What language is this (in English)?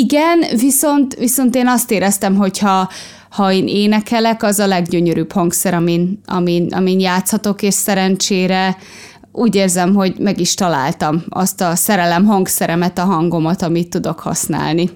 Hungarian